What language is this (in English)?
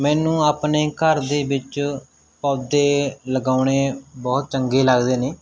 Punjabi